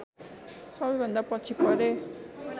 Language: Nepali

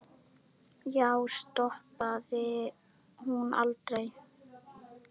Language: Icelandic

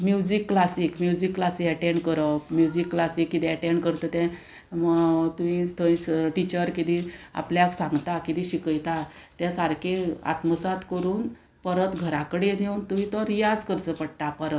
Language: Konkani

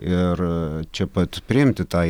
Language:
Lithuanian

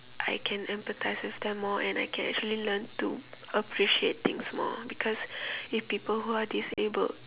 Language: English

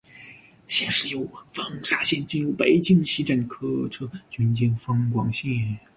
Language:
Chinese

